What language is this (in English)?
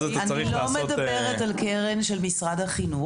Hebrew